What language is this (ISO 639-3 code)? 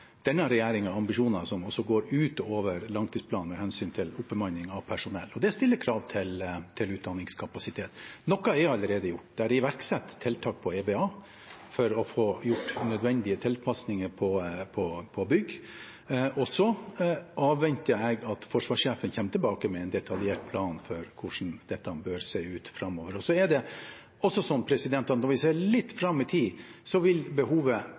nob